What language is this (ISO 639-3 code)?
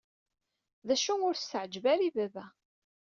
kab